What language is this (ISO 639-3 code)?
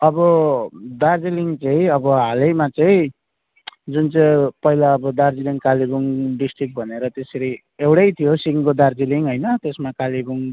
nep